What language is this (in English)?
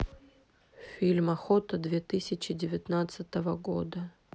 Russian